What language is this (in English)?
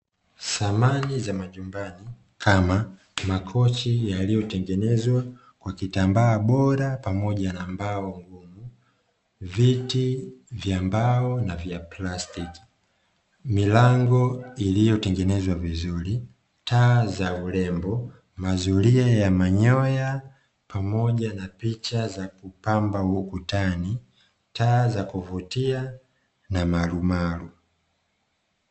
Swahili